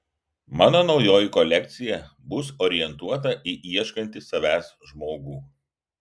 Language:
Lithuanian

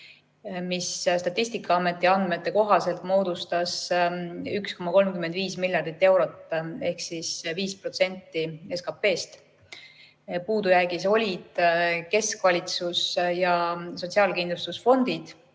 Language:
Estonian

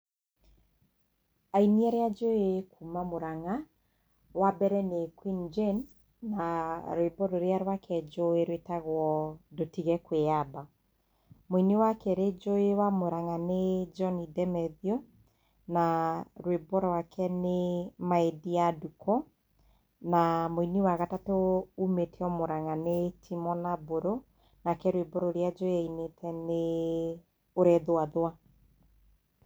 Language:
Kikuyu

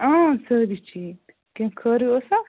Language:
Kashmiri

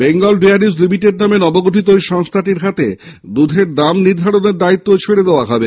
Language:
Bangla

